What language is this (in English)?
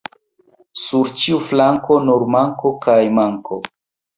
Esperanto